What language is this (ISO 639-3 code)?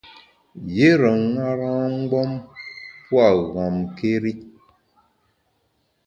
bax